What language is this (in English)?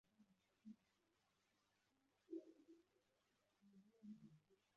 Kinyarwanda